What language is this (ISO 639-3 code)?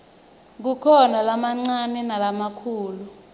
ssw